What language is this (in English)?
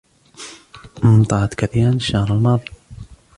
Arabic